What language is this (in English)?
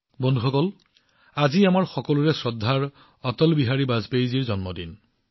Assamese